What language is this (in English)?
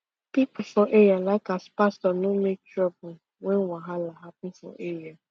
Nigerian Pidgin